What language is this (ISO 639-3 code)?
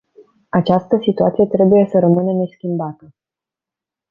ron